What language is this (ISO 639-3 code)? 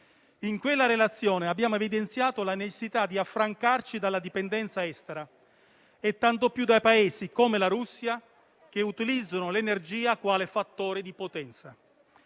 ita